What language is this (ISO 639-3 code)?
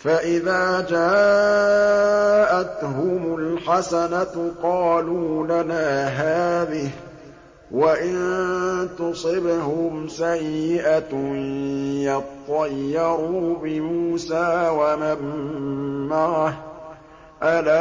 ara